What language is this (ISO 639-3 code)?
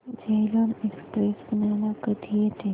mar